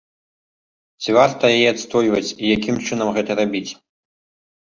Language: Belarusian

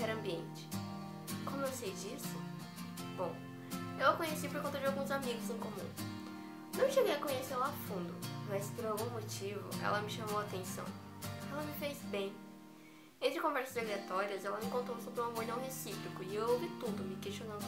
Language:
Portuguese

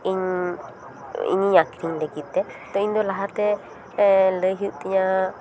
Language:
Santali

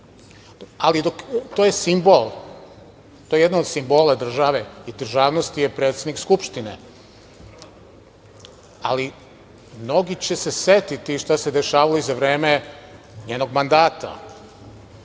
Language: Serbian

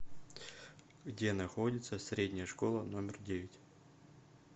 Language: Russian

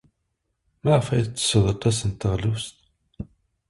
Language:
Kabyle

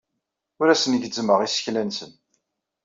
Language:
Kabyle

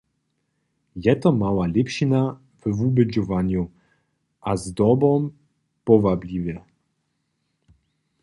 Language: Upper Sorbian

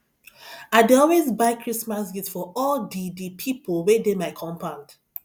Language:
Nigerian Pidgin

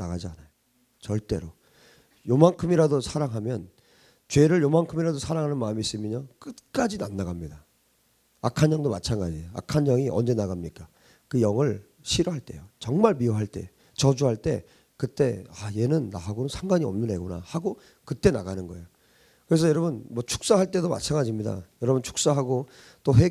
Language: Korean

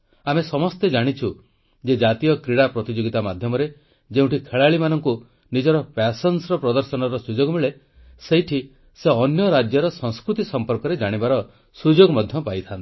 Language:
Odia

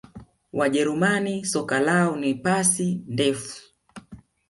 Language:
Swahili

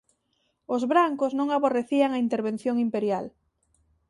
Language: Galician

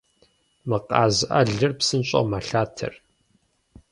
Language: Kabardian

